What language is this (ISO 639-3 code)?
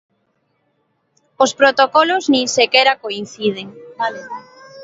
glg